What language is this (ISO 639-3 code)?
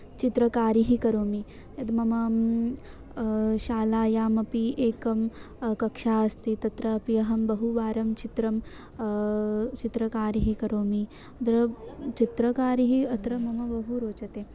san